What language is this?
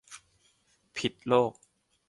Thai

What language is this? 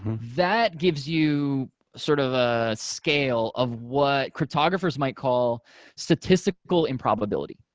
English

